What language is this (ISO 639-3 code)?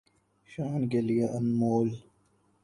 urd